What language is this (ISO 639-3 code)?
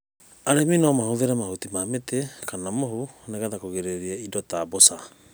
kik